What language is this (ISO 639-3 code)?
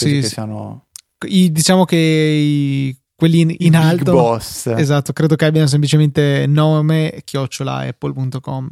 ita